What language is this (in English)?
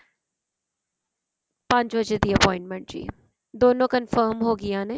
Punjabi